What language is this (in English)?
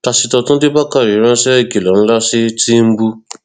Yoruba